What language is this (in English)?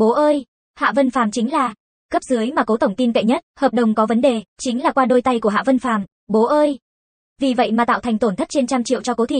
Vietnamese